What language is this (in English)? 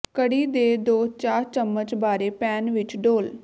Punjabi